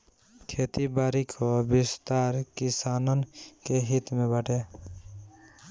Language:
Bhojpuri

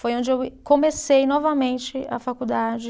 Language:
Portuguese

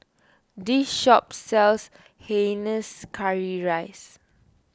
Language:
English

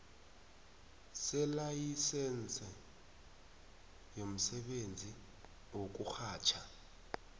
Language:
South Ndebele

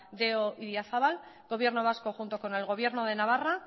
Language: Spanish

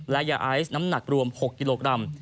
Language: Thai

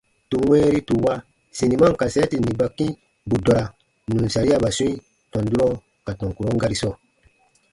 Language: Baatonum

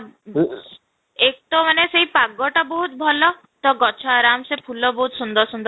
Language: Odia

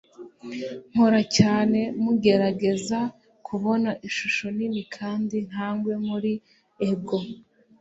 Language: Kinyarwanda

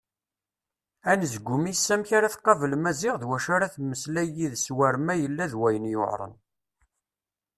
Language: Kabyle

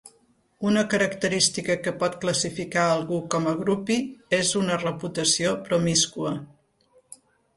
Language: Catalan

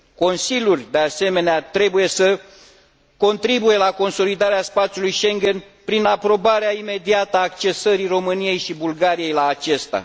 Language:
Romanian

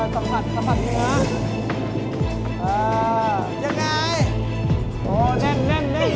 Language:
Thai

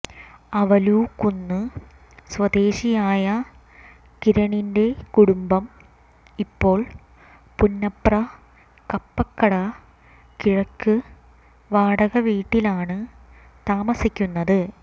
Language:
Malayalam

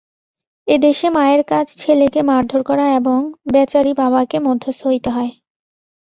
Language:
Bangla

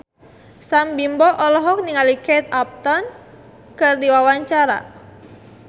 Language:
Sundanese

